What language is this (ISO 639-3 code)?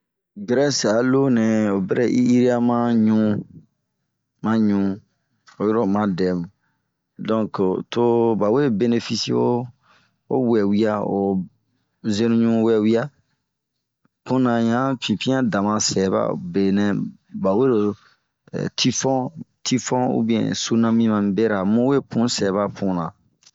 bmq